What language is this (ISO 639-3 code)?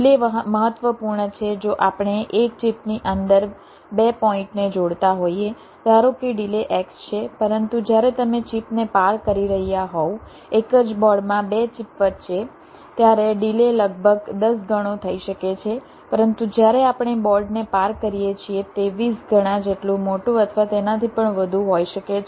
guj